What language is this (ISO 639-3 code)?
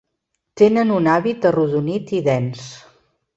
cat